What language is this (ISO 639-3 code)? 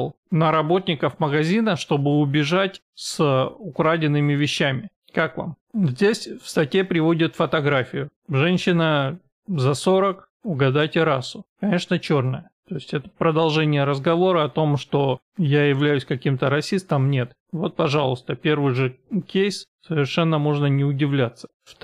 rus